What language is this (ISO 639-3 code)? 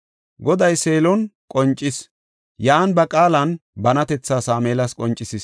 gof